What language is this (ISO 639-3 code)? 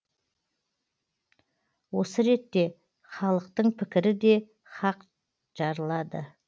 kaz